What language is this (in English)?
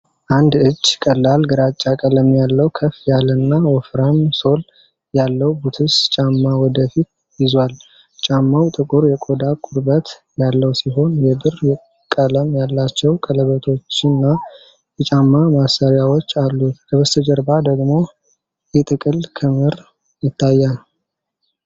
Amharic